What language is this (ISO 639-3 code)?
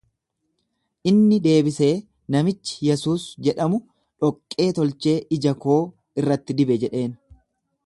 orm